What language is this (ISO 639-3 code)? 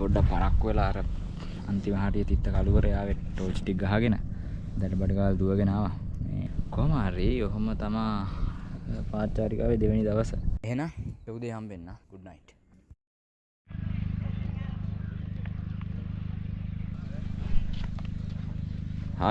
ind